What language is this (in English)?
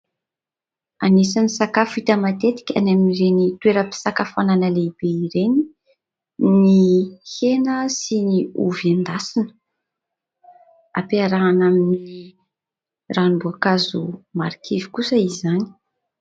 Malagasy